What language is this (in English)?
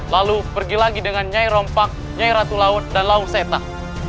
Indonesian